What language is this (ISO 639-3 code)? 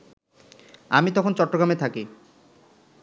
ben